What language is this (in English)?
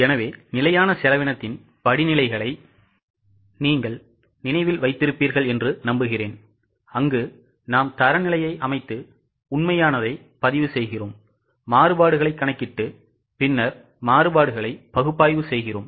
Tamil